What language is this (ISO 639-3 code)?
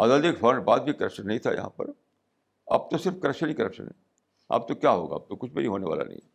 urd